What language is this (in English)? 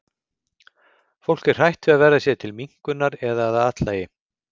Icelandic